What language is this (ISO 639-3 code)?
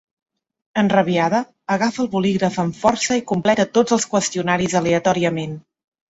cat